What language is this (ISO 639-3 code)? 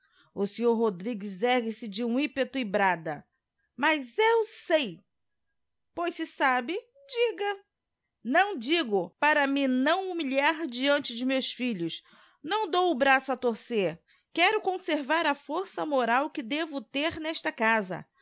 por